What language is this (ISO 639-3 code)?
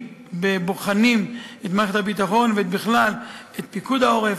heb